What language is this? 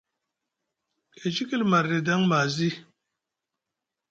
Musgu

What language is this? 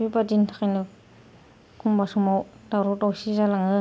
Bodo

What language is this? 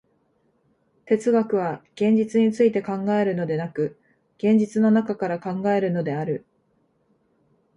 Japanese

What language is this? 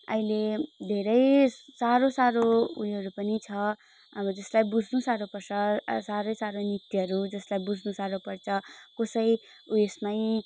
Nepali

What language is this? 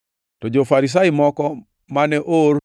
Luo (Kenya and Tanzania)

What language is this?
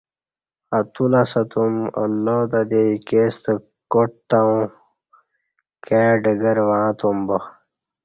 Kati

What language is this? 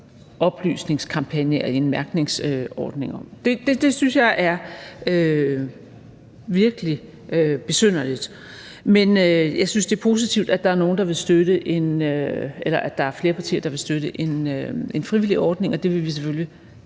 Danish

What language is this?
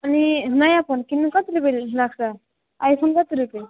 Nepali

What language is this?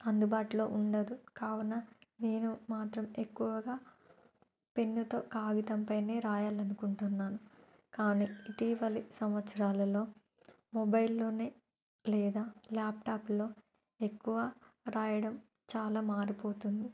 Telugu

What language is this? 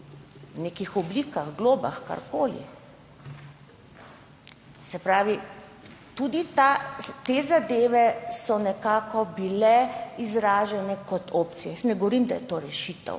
Slovenian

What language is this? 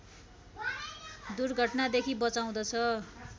Nepali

